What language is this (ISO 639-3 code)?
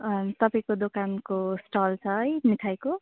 nep